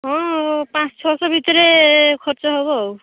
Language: Odia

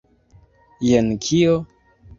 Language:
Esperanto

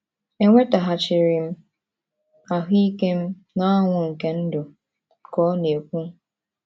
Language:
Igbo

